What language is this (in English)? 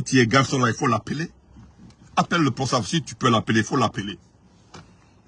French